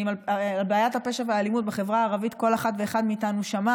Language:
Hebrew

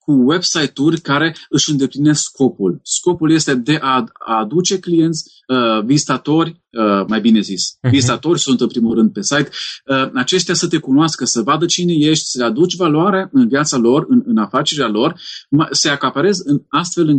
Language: Romanian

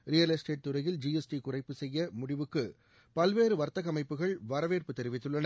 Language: Tamil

